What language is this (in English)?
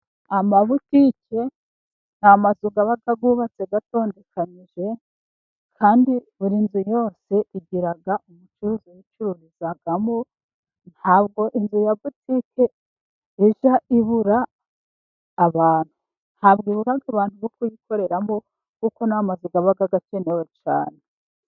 Kinyarwanda